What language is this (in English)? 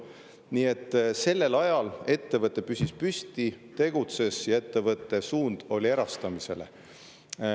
Estonian